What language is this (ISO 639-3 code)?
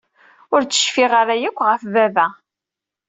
kab